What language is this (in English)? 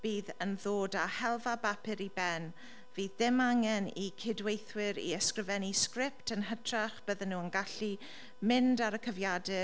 Welsh